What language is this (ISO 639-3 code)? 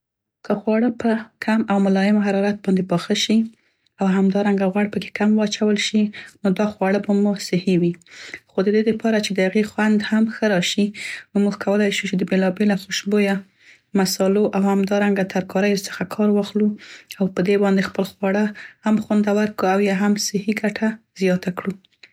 pst